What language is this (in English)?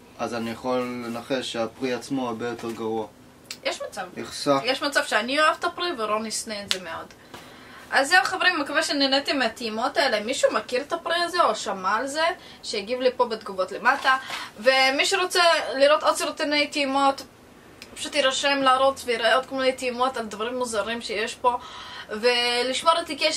Hebrew